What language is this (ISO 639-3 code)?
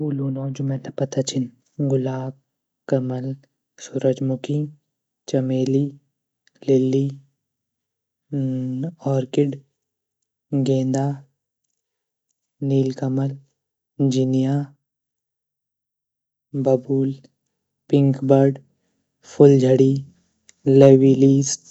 gbm